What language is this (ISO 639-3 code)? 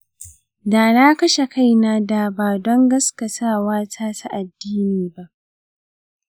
hau